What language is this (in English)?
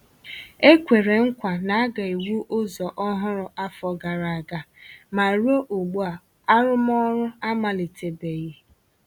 Igbo